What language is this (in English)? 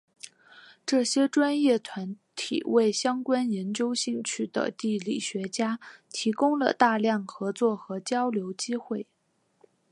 Chinese